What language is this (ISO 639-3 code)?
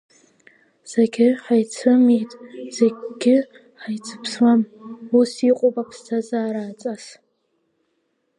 abk